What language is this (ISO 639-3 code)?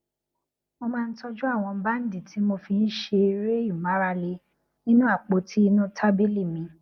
yor